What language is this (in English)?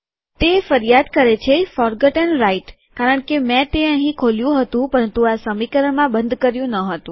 Gujarati